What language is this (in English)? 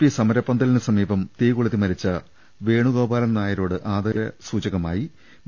Malayalam